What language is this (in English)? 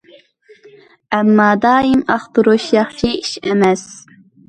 Uyghur